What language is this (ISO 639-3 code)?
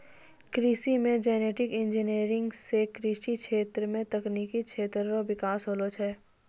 mai